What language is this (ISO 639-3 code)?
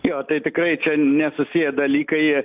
lit